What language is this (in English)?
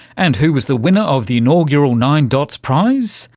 English